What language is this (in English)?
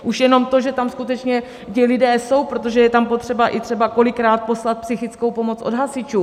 Czech